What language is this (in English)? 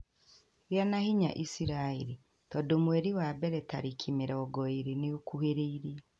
Kikuyu